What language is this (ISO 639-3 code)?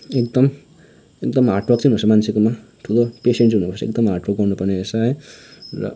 nep